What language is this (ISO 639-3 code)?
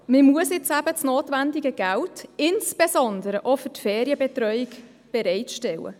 gsw